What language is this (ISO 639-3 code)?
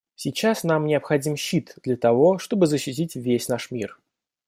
rus